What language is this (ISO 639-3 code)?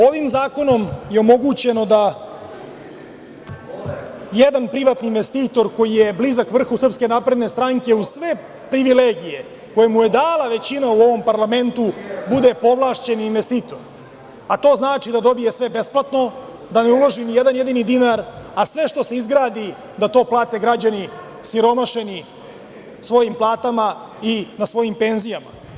srp